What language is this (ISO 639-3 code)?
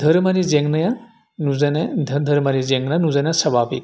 brx